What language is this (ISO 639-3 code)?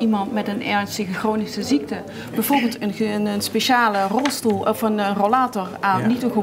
nld